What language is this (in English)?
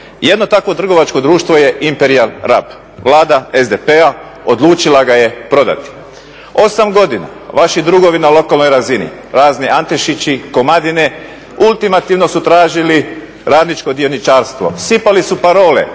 Croatian